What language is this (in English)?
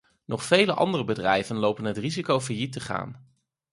Dutch